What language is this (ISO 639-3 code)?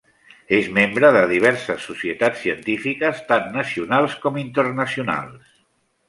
cat